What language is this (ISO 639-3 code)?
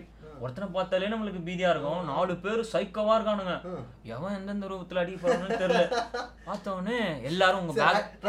tam